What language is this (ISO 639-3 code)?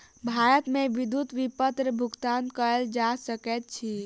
mai